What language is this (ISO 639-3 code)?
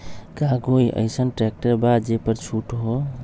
mag